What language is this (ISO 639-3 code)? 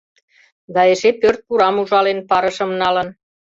chm